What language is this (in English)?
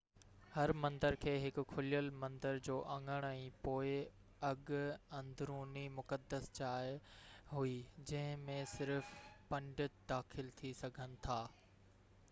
Sindhi